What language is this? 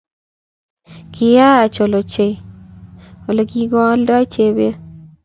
Kalenjin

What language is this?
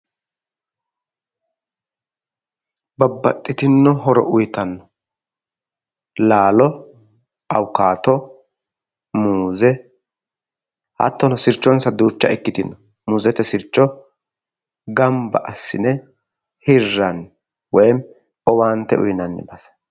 Sidamo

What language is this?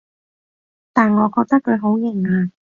Cantonese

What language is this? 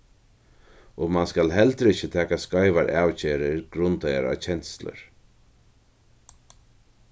Faroese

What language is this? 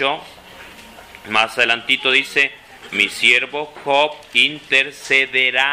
Spanish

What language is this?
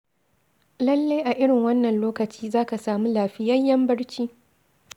Hausa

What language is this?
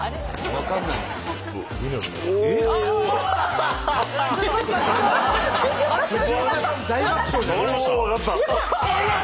Japanese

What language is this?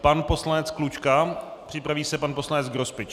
Czech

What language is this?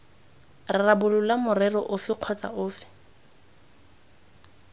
Tswana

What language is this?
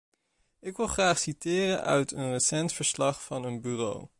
Dutch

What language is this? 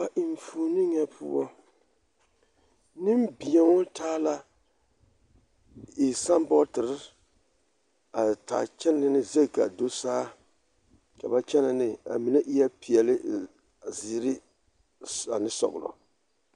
Southern Dagaare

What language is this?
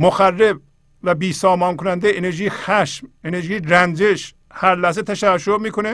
Persian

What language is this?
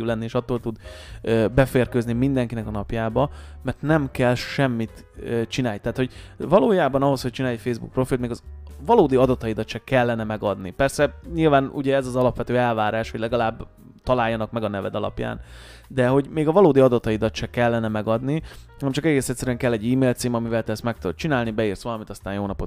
Hungarian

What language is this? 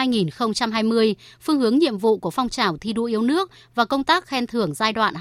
Vietnamese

